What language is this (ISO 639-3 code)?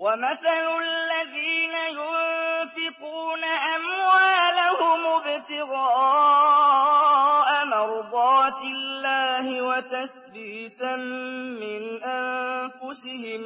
ara